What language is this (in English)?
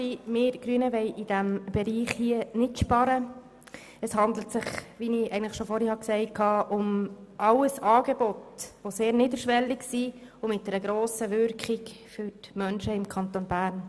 Swiss German